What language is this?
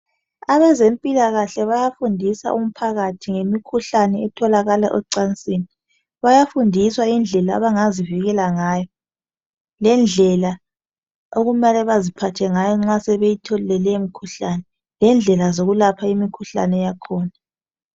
North Ndebele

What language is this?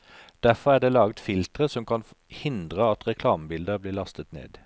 Norwegian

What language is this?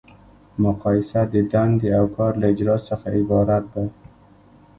Pashto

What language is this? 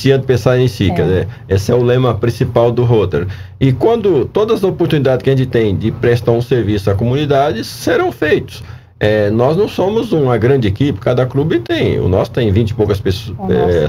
Portuguese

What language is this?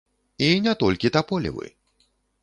Belarusian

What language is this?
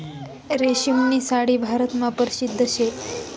Marathi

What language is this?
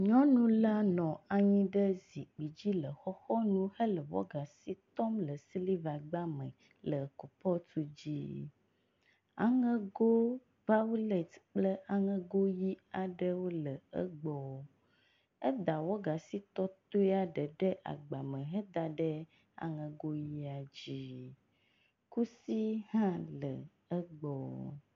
Ewe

